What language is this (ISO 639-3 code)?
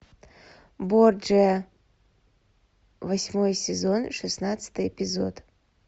rus